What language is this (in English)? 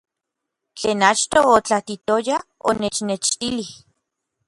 Orizaba Nahuatl